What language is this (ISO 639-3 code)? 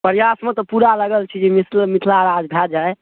mai